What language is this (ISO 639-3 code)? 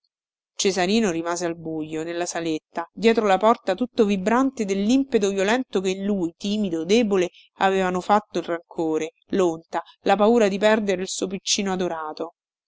ita